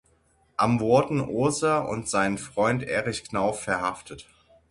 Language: German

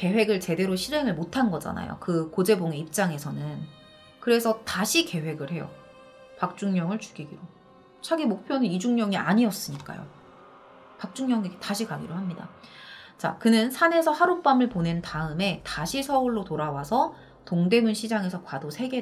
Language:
Korean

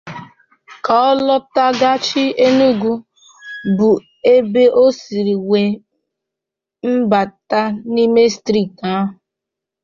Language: Igbo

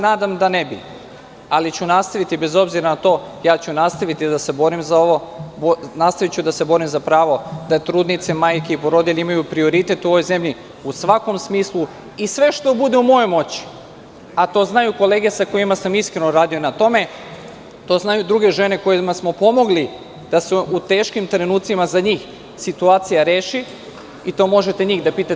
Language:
Serbian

